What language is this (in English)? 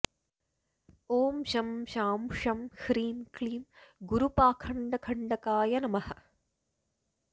Sanskrit